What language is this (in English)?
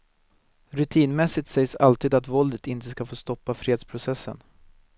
Swedish